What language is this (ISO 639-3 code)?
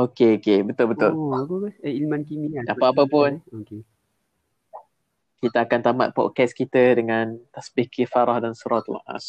msa